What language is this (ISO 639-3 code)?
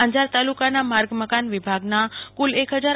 guj